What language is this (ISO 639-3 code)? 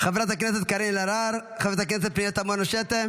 heb